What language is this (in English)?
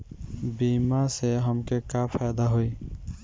Bhojpuri